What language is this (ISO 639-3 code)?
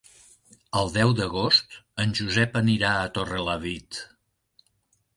cat